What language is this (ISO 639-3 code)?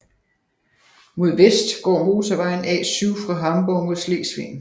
dan